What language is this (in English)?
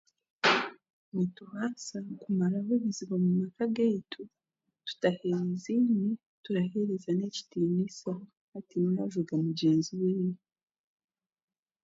Chiga